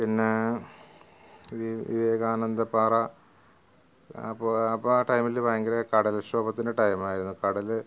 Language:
Malayalam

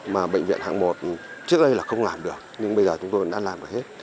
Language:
Vietnamese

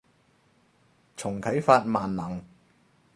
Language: Cantonese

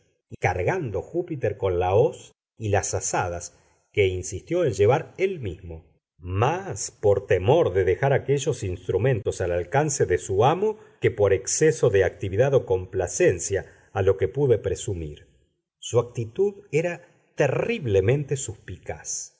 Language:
Spanish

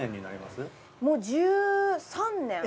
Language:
Japanese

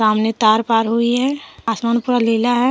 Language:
Hindi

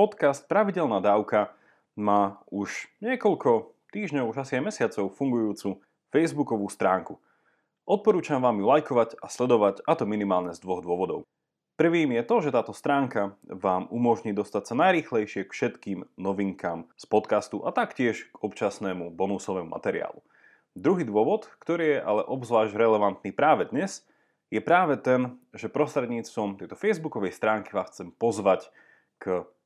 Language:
Slovak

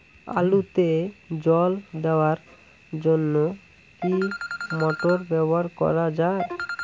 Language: Bangla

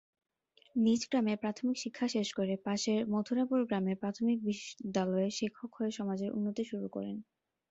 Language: Bangla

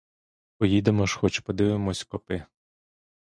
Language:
Ukrainian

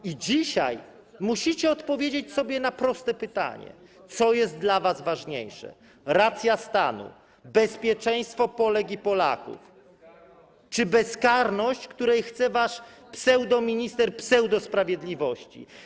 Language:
Polish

